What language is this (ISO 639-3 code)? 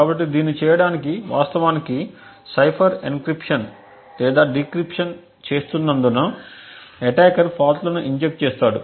tel